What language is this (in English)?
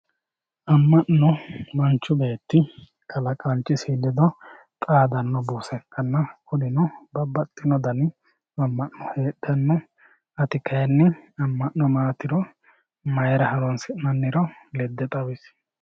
Sidamo